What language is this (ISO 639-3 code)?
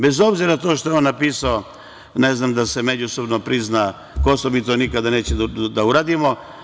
srp